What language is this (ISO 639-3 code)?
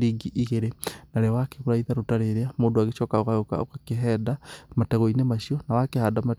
kik